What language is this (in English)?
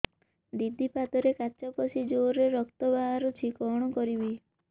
Odia